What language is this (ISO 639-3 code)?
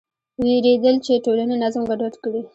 pus